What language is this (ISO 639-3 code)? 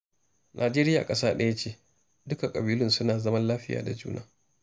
hau